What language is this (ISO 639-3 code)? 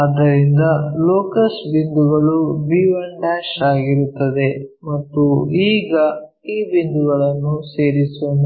kan